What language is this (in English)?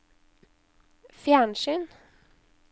Norwegian